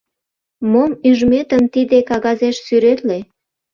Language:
Mari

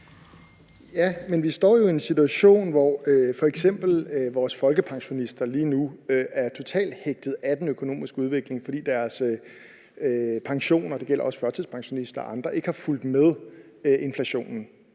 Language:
Danish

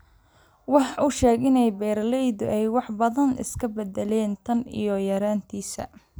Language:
Somali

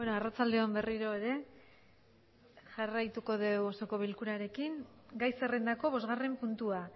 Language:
Basque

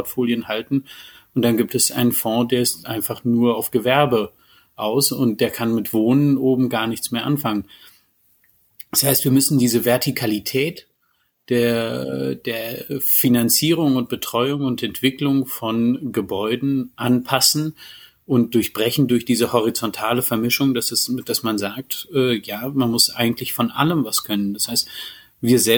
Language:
German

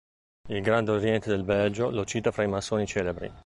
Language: Italian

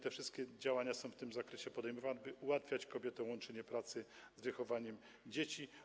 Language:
Polish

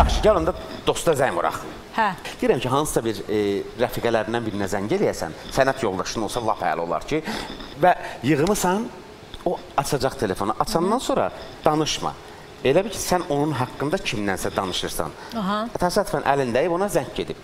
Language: Turkish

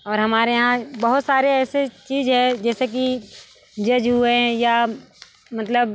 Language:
Hindi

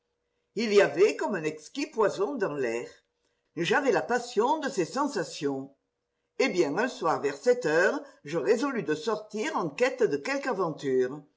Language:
French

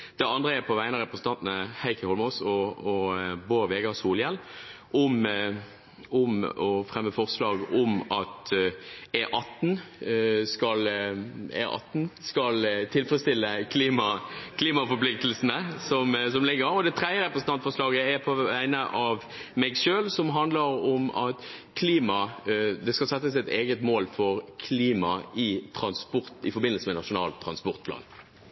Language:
Norwegian Bokmål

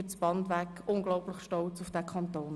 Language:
Swiss German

